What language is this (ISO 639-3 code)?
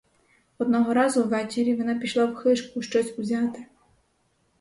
ukr